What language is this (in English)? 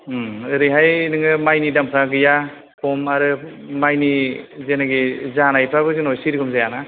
Bodo